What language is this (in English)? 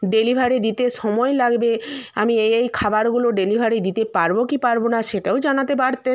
Bangla